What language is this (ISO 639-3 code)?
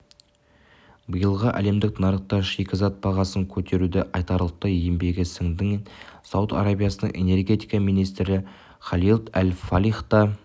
kaz